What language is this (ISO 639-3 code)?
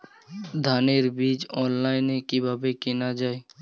ben